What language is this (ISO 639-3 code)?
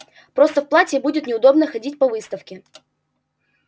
rus